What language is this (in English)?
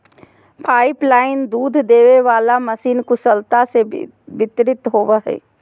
Magahi